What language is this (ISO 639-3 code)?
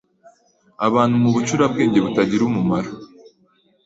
kin